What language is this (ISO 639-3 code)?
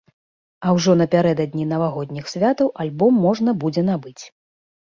bel